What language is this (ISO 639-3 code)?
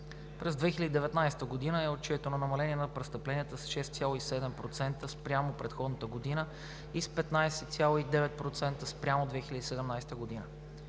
bul